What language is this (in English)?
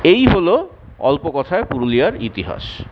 Bangla